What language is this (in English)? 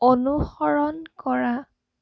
Assamese